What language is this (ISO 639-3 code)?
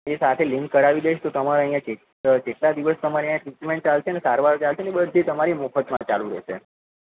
guj